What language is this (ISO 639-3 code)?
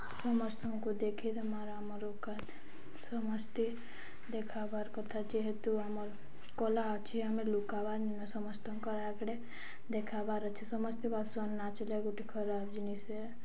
ori